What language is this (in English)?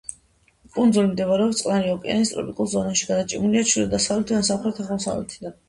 Georgian